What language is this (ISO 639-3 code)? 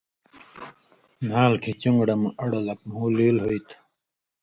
mvy